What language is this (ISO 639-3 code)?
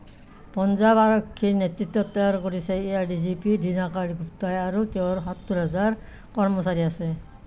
asm